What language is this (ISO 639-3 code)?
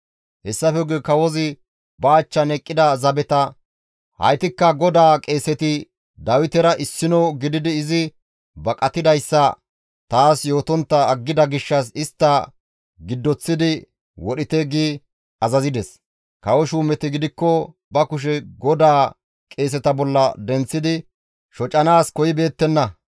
gmv